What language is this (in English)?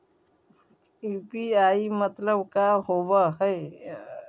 Magahi